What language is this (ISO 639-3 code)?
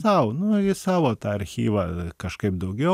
lit